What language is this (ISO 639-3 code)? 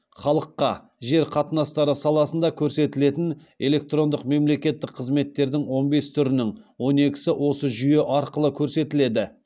kaz